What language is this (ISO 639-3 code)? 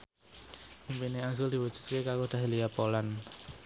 jav